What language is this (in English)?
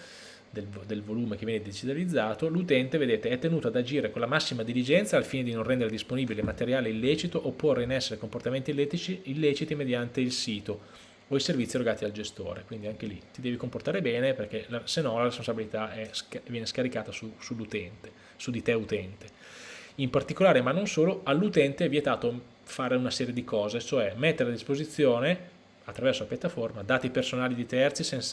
Italian